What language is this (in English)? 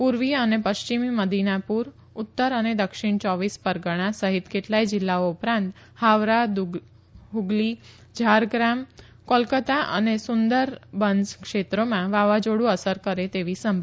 Gujarati